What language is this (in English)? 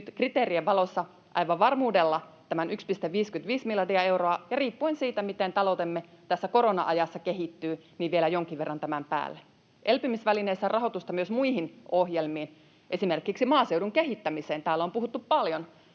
Finnish